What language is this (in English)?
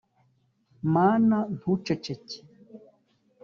Kinyarwanda